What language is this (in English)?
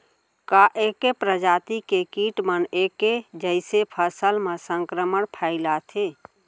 Chhattisgarhi